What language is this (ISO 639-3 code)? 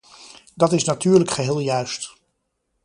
nld